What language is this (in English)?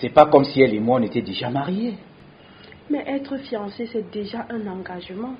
French